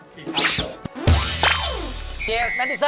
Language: Thai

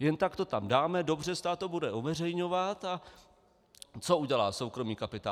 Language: Czech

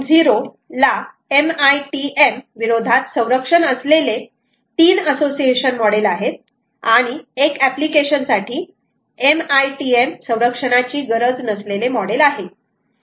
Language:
Marathi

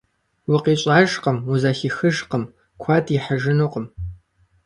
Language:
Kabardian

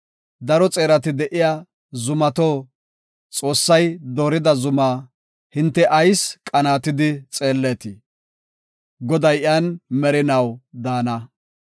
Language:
Gofa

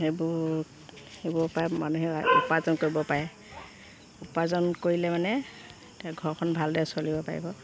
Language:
Assamese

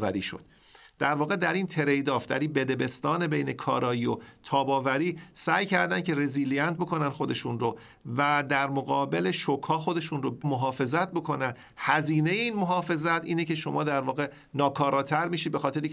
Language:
Persian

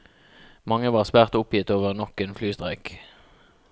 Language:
Norwegian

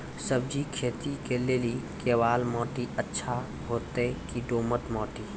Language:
Maithili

